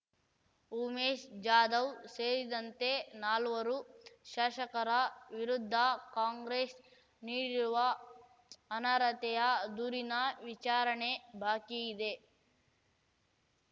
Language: Kannada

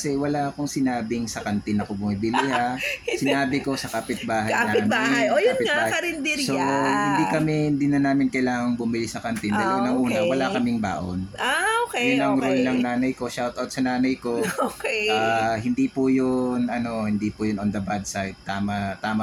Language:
Filipino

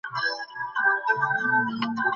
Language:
Bangla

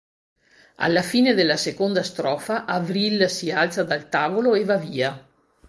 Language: Italian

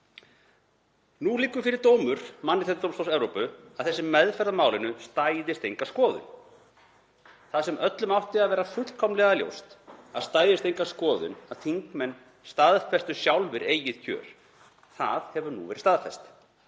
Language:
Icelandic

